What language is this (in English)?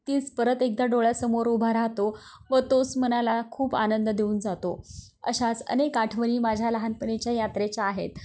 Marathi